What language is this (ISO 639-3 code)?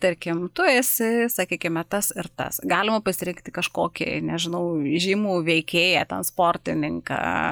lit